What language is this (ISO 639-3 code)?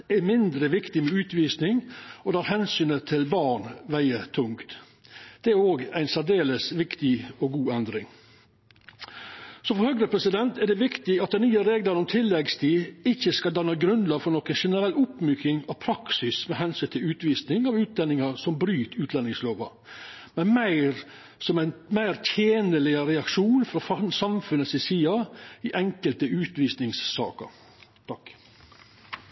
nno